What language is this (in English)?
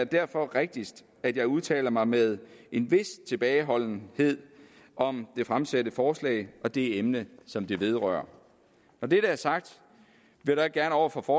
Danish